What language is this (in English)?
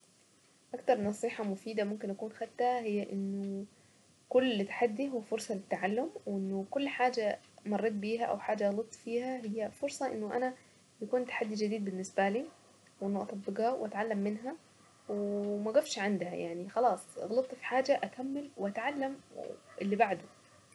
Saidi Arabic